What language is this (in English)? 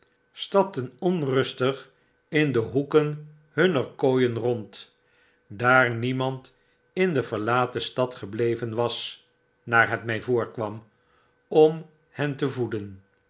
Dutch